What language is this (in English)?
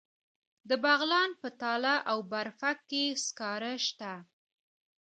Pashto